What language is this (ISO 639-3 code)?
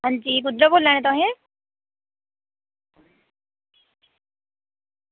doi